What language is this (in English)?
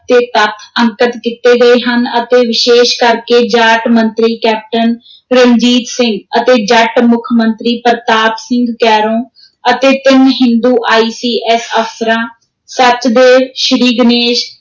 Punjabi